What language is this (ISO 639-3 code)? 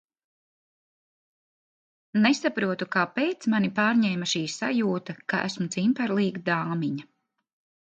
lav